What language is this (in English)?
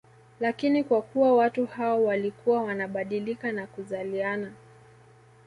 Swahili